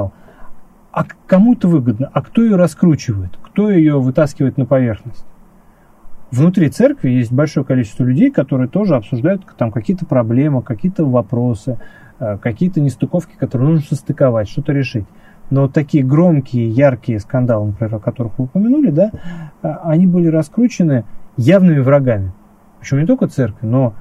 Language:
Russian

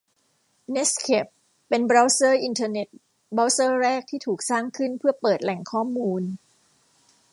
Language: Thai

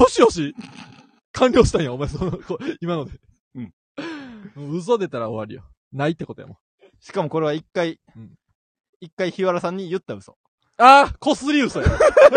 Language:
Japanese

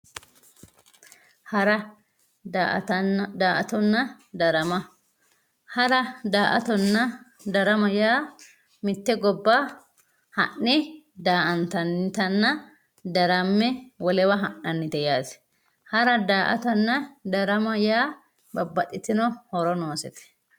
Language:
Sidamo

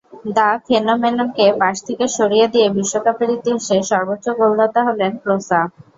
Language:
Bangla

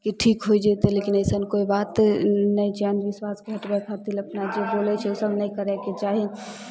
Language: Maithili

